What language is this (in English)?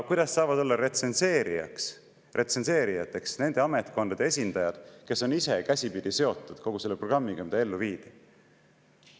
Estonian